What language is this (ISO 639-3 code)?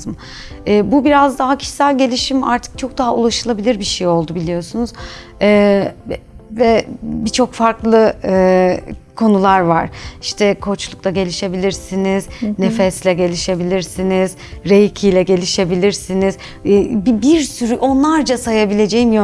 tur